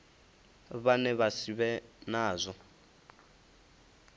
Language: Venda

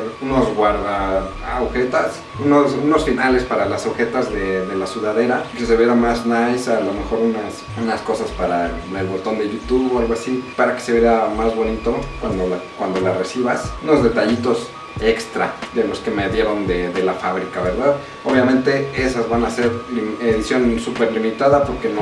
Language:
Spanish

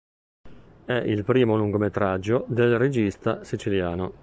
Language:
Italian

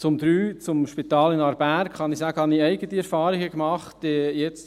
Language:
Swiss German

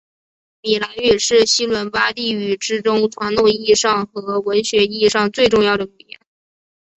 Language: Chinese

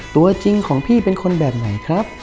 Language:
Thai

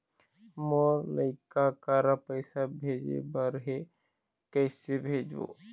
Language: Chhattisgarhi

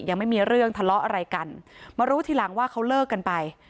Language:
Thai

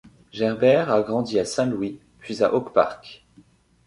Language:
French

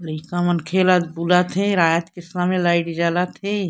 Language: Chhattisgarhi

